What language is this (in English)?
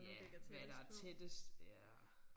Danish